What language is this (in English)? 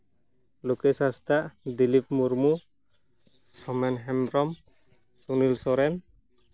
Santali